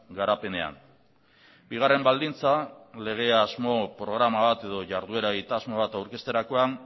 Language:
Basque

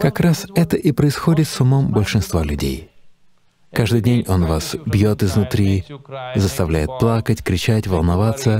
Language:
Russian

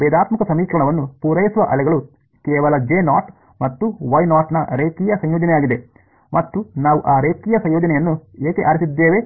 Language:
Kannada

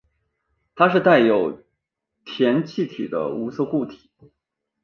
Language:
Chinese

